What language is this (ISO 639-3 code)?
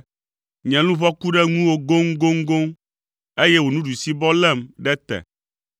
ewe